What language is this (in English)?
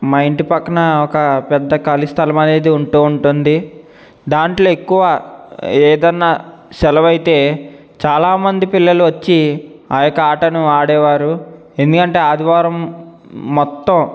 Telugu